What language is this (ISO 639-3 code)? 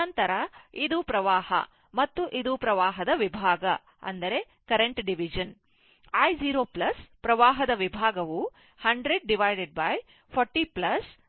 kan